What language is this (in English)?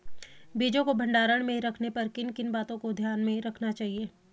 Hindi